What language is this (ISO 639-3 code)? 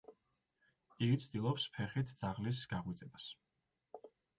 kat